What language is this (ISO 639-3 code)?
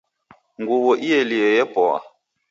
dav